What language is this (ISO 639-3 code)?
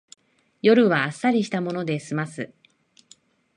jpn